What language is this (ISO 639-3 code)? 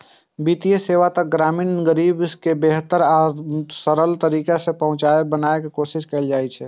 mai